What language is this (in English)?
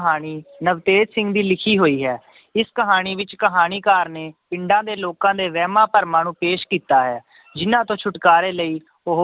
Punjabi